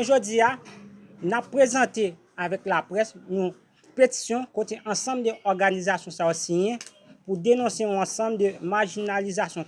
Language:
French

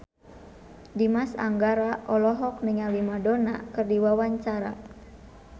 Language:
Sundanese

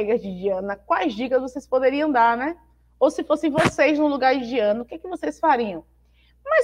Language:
Portuguese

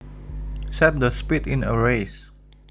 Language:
Javanese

